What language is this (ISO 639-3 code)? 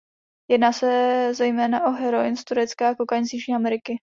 ces